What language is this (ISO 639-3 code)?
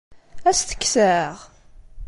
kab